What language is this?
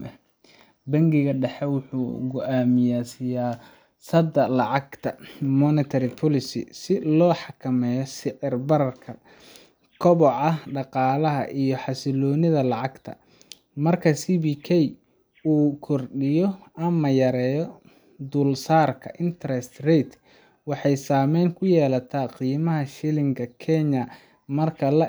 Somali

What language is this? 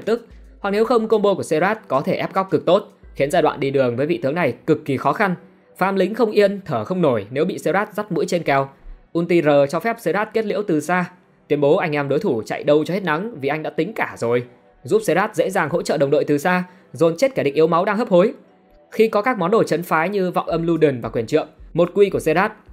Vietnamese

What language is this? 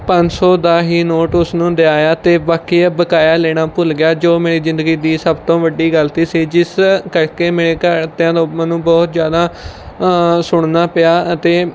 Punjabi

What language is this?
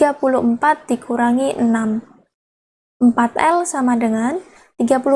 Indonesian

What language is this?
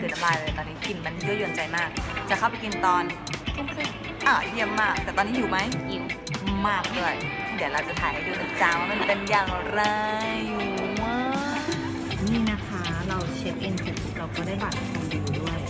Thai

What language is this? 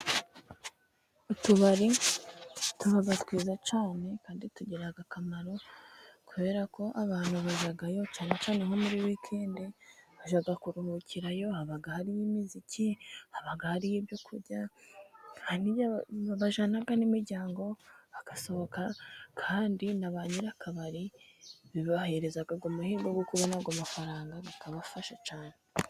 Kinyarwanda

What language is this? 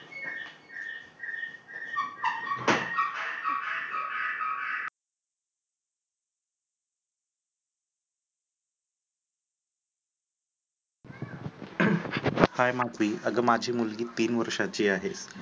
Marathi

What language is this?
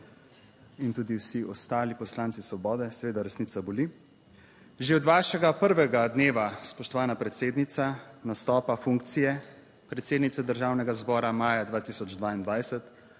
Slovenian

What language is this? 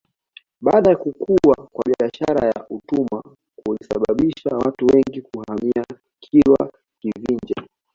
Swahili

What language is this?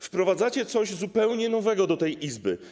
Polish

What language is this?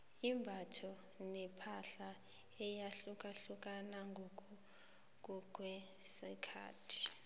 South Ndebele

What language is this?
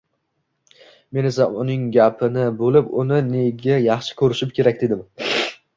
Uzbek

